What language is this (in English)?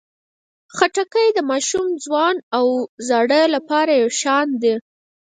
Pashto